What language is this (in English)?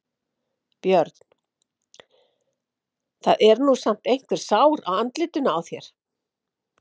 Icelandic